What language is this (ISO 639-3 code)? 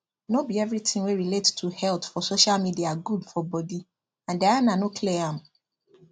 pcm